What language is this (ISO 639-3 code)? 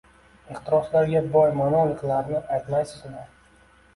uzb